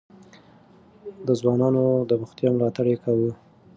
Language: Pashto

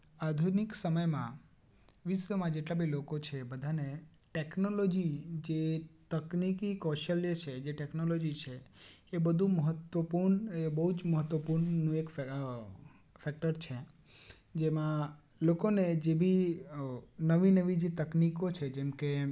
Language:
Gujarati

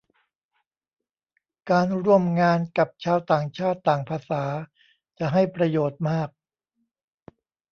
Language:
Thai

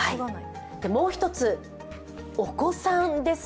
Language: Japanese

